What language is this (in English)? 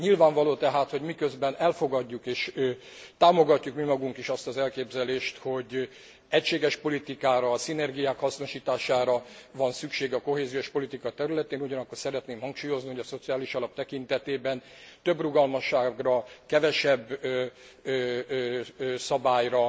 Hungarian